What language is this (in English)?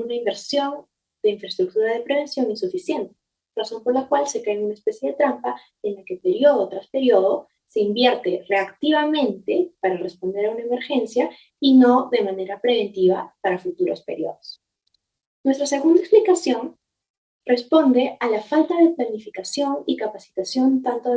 Spanish